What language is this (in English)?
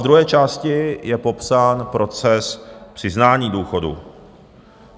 Czech